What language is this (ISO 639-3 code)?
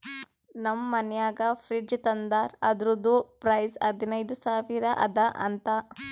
kan